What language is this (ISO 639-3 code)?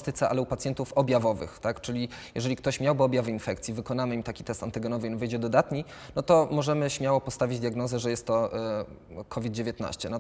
pol